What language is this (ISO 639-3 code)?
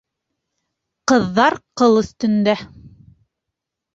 bak